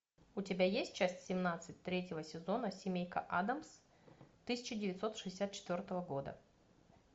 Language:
Russian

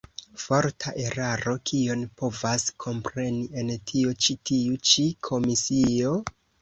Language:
Esperanto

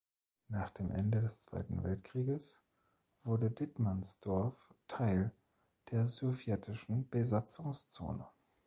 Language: German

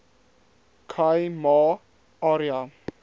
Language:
Afrikaans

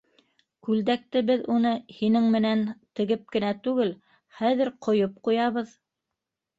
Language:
Bashkir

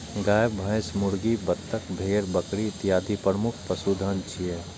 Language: Maithili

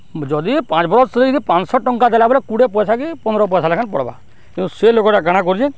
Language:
Odia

